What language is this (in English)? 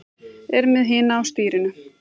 Icelandic